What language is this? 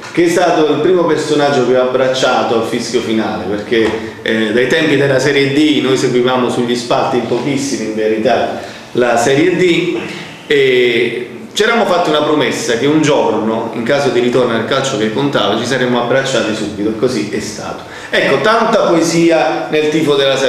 Italian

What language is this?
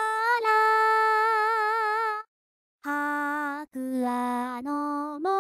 Japanese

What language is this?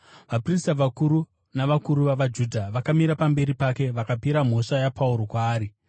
Shona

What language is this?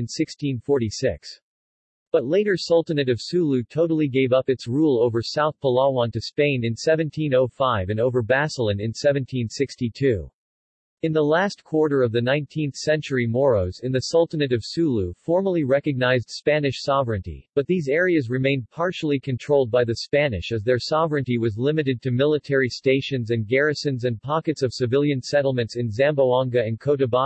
English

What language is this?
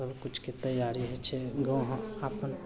Maithili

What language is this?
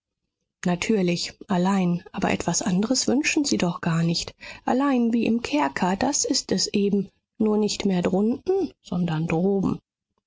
German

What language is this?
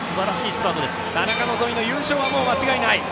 Japanese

